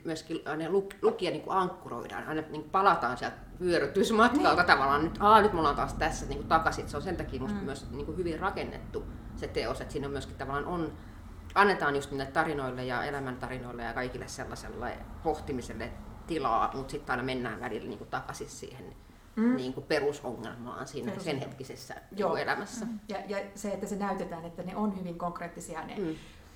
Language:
Finnish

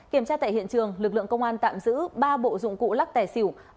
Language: Vietnamese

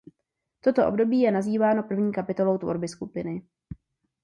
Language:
Czech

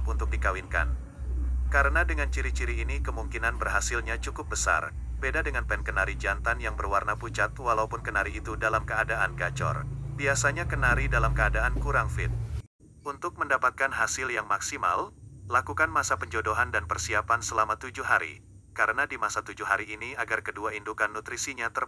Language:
Indonesian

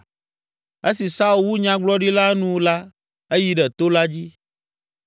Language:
Ewe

